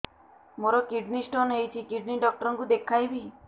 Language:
Odia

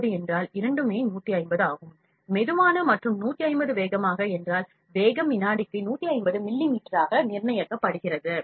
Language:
Tamil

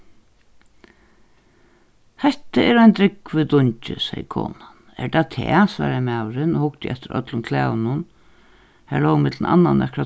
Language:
Faroese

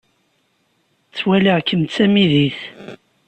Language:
Kabyle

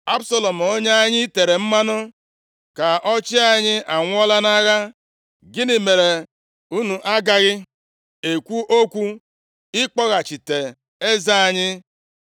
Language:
Igbo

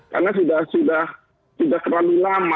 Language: Indonesian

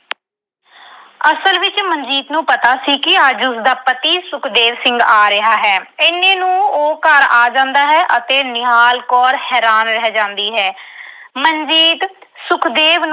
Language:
Punjabi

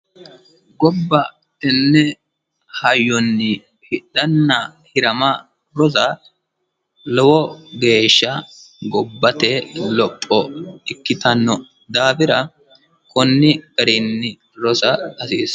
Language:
Sidamo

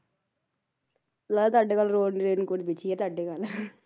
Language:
Punjabi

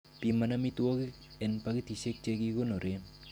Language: Kalenjin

